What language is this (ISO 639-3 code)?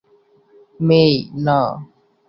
ben